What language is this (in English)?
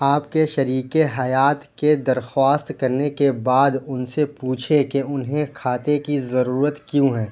Urdu